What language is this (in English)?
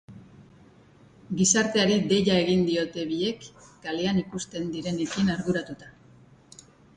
Basque